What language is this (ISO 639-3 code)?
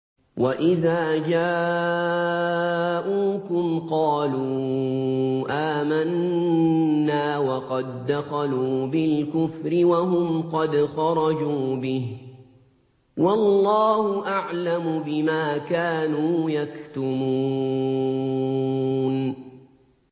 ara